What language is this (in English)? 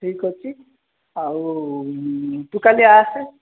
Odia